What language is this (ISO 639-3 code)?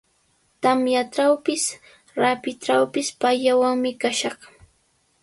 qws